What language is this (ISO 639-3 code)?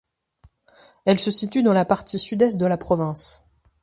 fra